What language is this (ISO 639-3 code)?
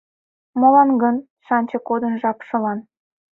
chm